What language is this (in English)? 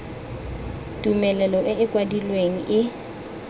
Tswana